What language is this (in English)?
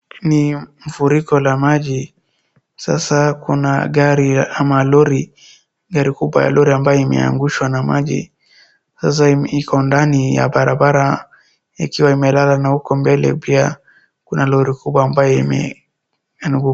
Swahili